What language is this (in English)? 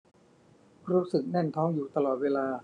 Thai